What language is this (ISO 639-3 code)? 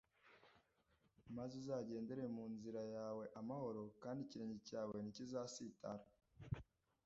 kin